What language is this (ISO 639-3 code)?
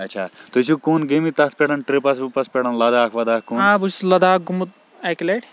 kas